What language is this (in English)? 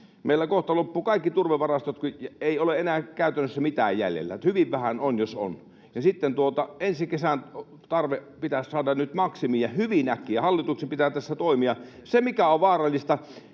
Finnish